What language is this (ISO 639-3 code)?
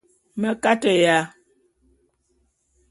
bum